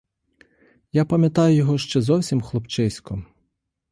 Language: Ukrainian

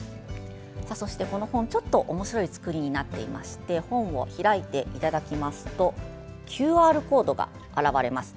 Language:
Japanese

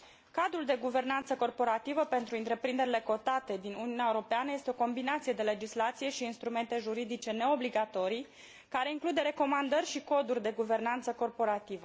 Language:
Romanian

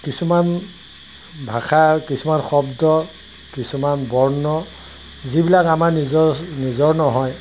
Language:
Assamese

